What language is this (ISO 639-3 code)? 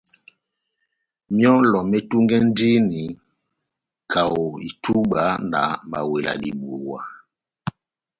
bnm